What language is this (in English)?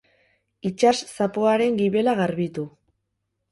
Basque